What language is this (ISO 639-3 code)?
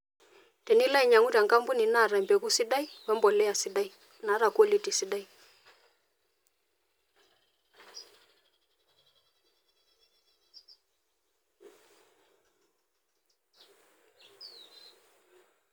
mas